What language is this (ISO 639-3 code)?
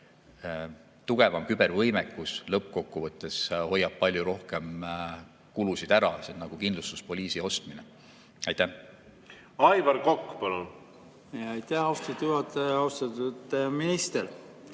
est